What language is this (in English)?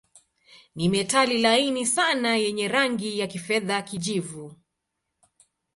Swahili